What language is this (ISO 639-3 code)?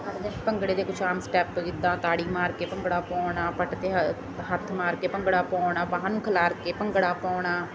pan